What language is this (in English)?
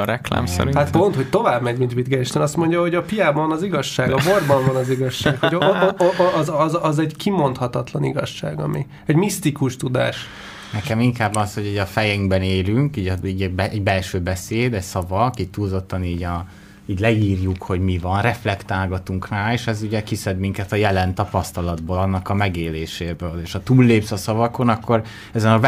Hungarian